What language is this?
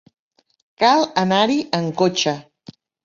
Catalan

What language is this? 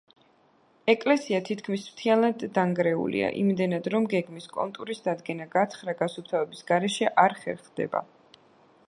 Georgian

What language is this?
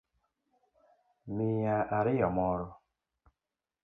Luo (Kenya and Tanzania)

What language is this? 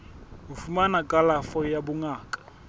Southern Sotho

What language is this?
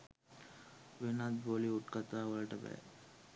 Sinhala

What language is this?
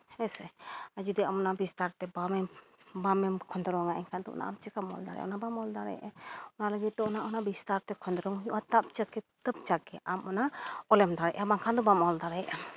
Santali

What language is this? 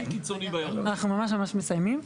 Hebrew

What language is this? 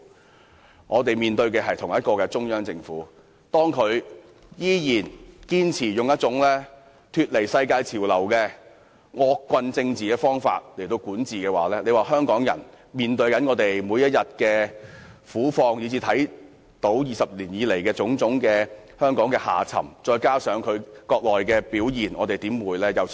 Cantonese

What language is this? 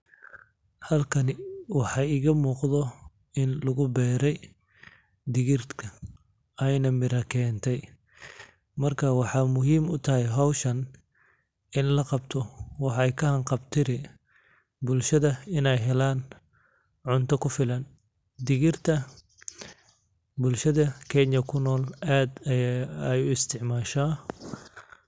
Somali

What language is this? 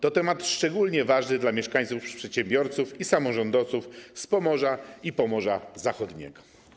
Polish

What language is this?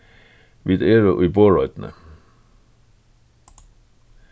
Faroese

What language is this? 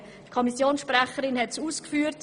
Swiss German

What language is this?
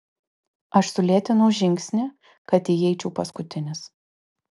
Lithuanian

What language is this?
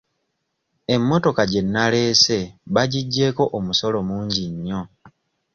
Ganda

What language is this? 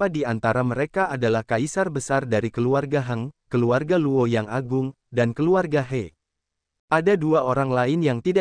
Indonesian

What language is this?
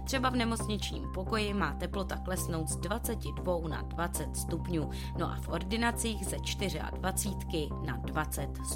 Czech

